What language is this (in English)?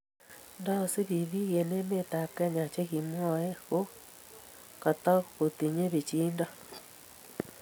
Kalenjin